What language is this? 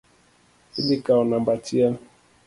Luo (Kenya and Tanzania)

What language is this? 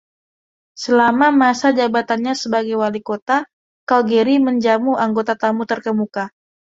Indonesian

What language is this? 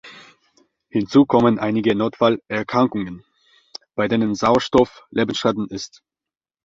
German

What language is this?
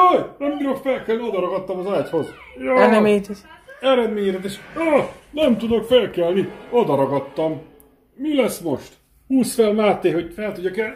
Hungarian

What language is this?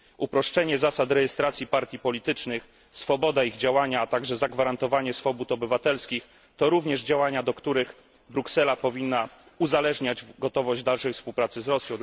Polish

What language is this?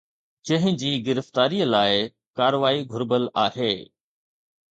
Sindhi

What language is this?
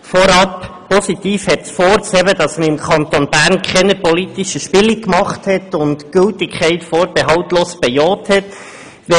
Swiss German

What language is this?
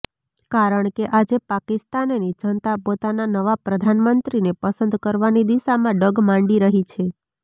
Gujarati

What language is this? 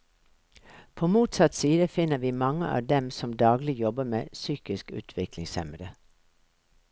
Norwegian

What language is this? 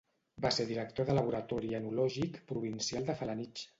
Catalan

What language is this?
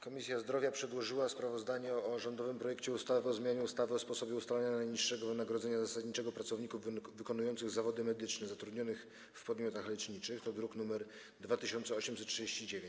Polish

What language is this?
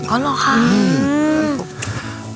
Thai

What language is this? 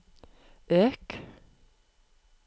Norwegian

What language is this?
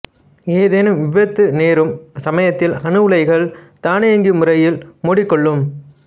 Tamil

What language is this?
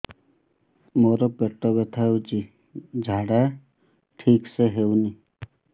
Odia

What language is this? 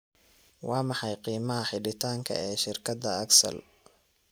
Somali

